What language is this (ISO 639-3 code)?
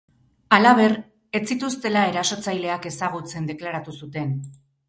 eus